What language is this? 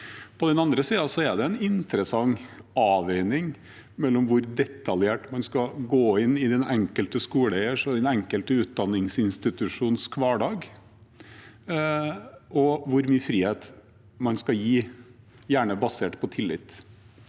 Norwegian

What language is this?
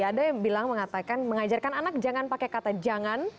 Indonesian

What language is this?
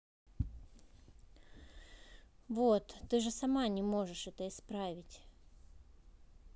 Russian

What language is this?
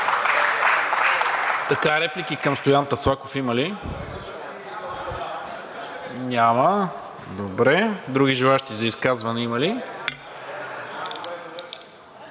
Bulgarian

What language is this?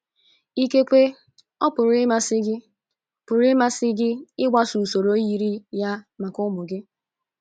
Igbo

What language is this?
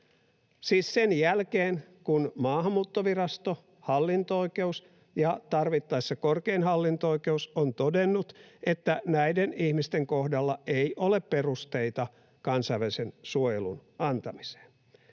Finnish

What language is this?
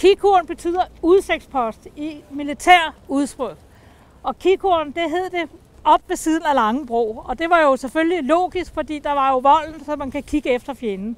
Danish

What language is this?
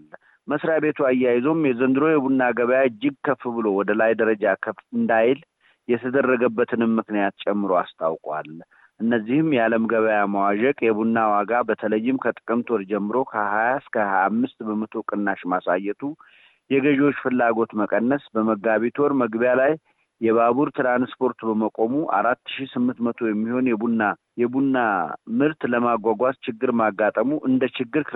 Amharic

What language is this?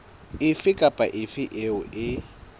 Southern Sotho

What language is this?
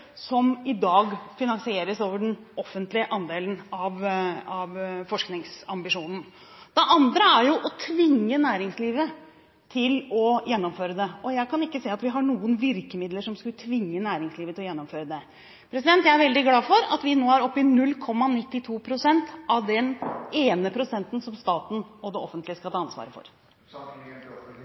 Norwegian Bokmål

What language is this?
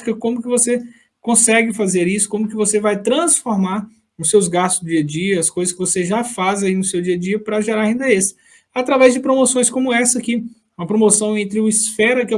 Portuguese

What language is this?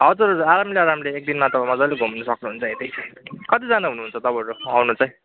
Nepali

